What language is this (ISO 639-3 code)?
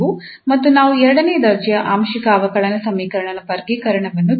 kan